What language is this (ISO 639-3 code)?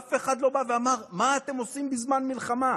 heb